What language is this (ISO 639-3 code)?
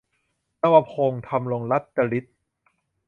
tha